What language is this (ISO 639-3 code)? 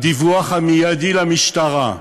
heb